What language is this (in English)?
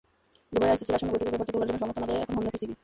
Bangla